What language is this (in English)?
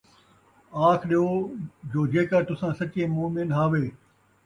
Saraiki